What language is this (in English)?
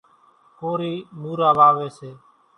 Kachi Koli